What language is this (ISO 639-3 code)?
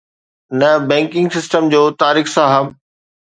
snd